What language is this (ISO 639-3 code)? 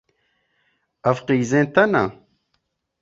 kur